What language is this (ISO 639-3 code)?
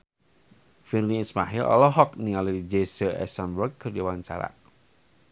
sun